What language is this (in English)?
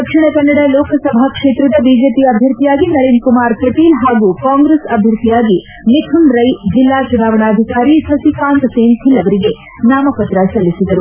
Kannada